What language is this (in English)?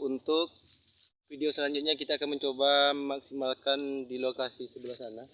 Indonesian